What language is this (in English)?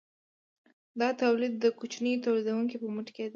Pashto